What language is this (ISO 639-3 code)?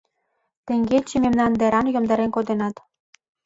chm